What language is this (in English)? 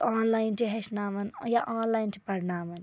Kashmiri